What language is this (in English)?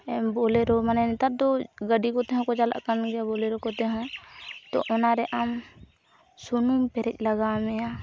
Santali